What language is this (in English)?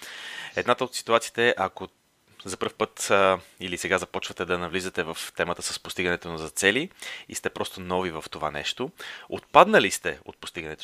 Bulgarian